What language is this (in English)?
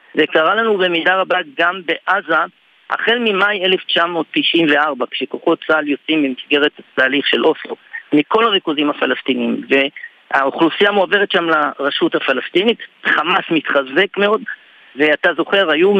Hebrew